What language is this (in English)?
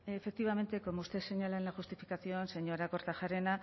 Spanish